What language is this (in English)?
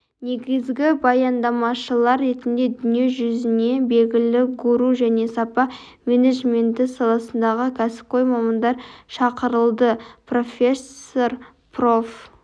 Kazakh